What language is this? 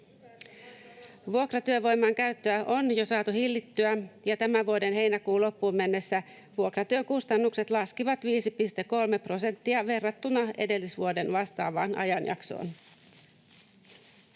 Finnish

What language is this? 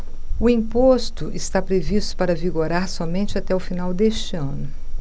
Portuguese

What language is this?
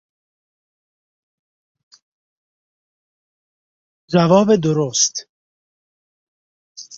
Persian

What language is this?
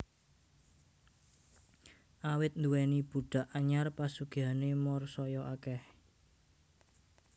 Javanese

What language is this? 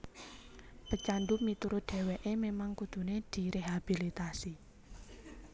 Javanese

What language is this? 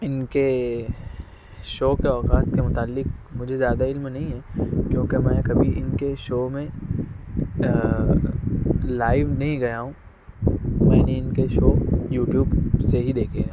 Urdu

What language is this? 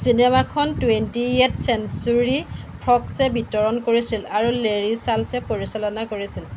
Assamese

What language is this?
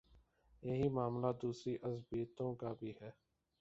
Urdu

